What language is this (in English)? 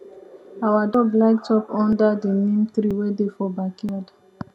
Nigerian Pidgin